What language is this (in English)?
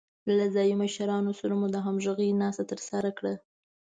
Pashto